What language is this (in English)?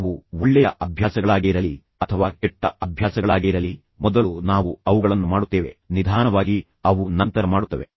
Kannada